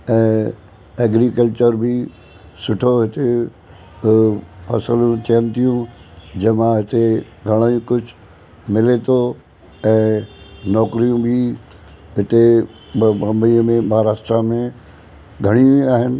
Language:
Sindhi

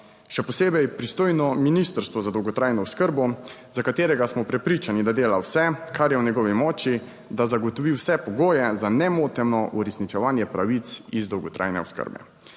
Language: Slovenian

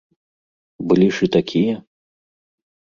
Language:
Belarusian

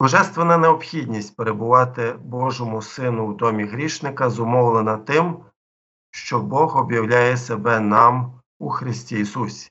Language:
Ukrainian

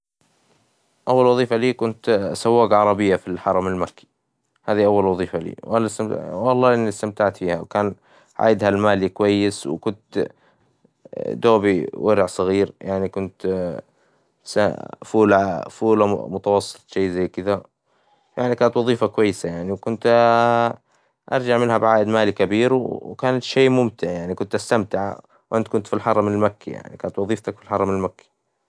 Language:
Hijazi Arabic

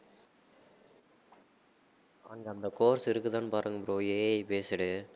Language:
Tamil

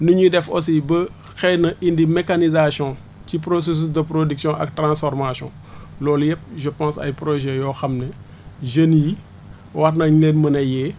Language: Wolof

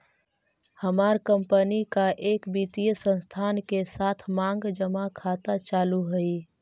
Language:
Magahi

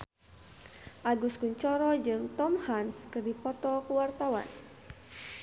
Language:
Sundanese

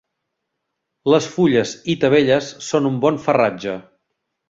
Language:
Catalan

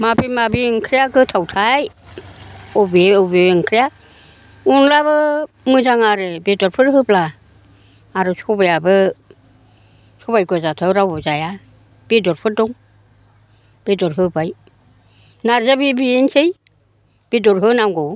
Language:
Bodo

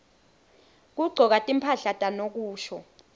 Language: Swati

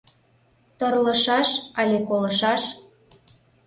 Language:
Mari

